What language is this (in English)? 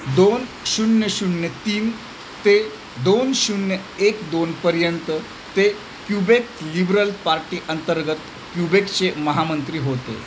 Marathi